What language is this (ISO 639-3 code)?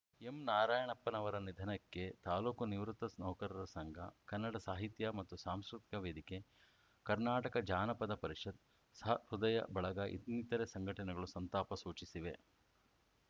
kan